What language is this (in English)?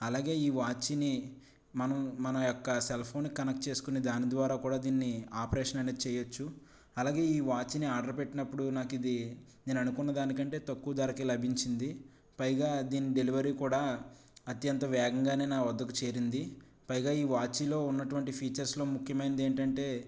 Telugu